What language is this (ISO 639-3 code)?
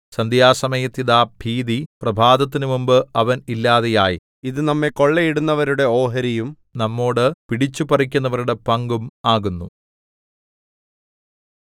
mal